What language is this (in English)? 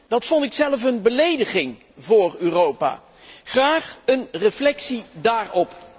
Dutch